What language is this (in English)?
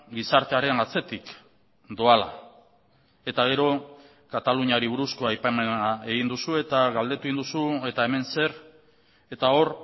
Basque